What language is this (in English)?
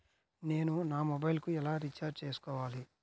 Telugu